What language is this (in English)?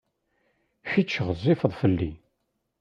Kabyle